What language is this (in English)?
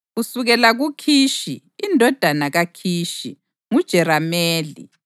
North Ndebele